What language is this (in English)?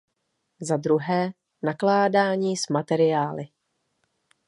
Czech